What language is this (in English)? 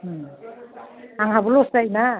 Bodo